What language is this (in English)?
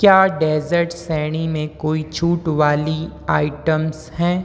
Hindi